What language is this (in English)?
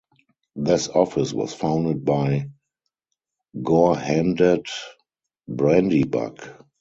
English